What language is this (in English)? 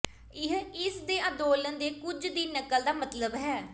Punjabi